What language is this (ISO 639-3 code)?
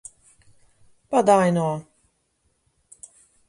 slv